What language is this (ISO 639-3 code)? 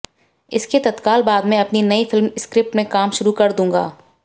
hin